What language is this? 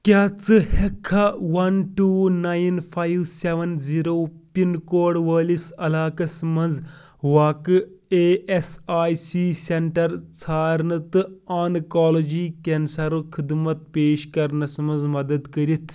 Kashmiri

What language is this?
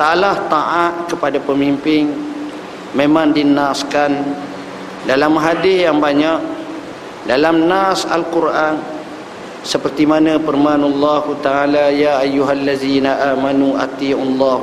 Malay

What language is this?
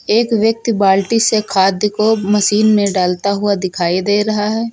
Hindi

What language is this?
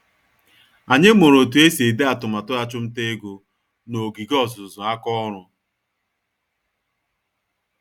Igbo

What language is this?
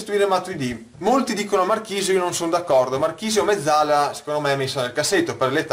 Italian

